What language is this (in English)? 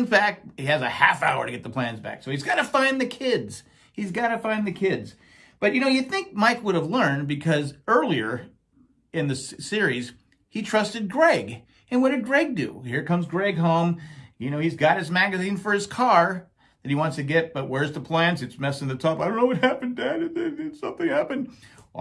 English